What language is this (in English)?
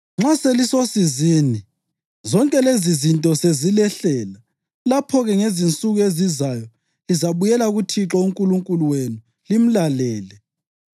North Ndebele